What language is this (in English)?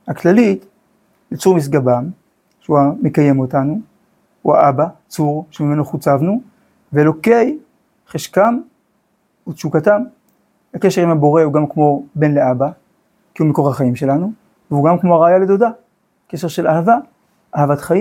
Hebrew